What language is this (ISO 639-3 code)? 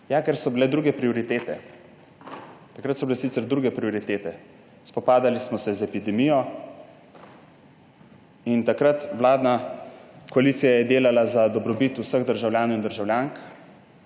slv